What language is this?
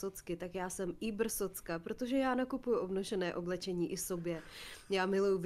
Czech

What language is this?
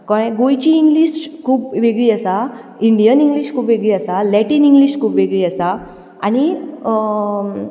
Konkani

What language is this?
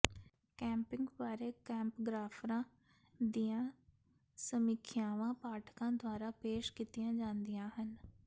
Punjabi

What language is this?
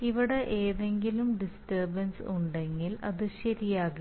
Malayalam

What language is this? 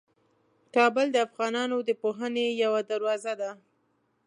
Pashto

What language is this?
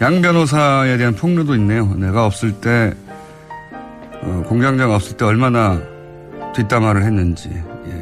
Korean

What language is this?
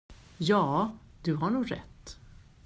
Swedish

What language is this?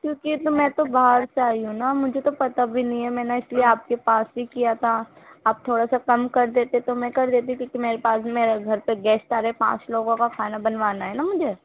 Urdu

